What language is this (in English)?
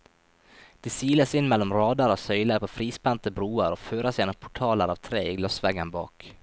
Norwegian